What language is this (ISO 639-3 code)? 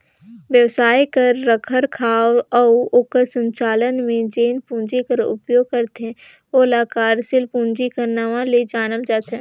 hne